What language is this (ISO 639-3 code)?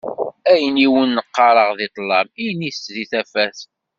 kab